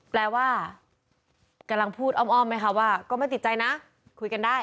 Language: Thai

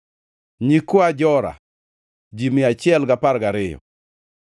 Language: Luo (Kenya and Tanzania)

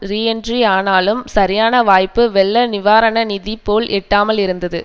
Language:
Tamil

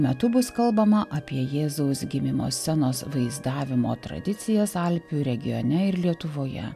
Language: Lithuanian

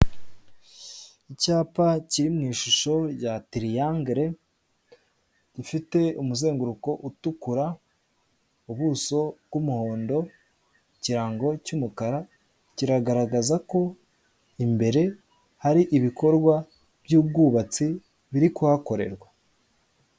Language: Kinyarwanda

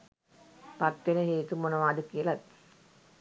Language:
Sinhala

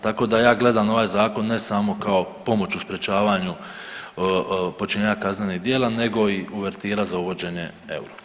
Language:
Croatian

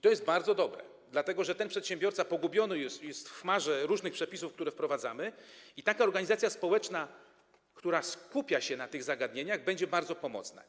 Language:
Polish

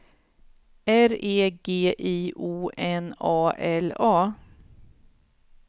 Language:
Swedish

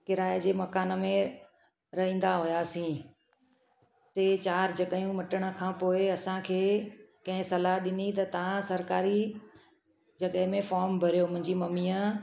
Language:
Sindhi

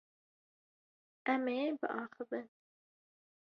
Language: Kurdish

